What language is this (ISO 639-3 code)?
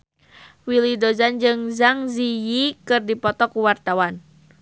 sun